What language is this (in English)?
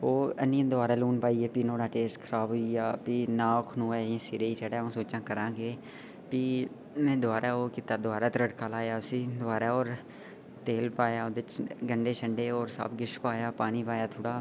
Dogri